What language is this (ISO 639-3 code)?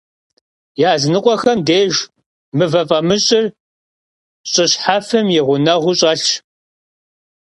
kbd